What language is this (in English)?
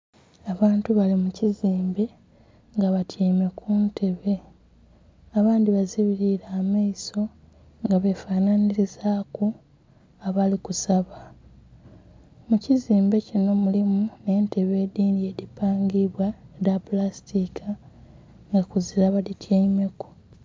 Soga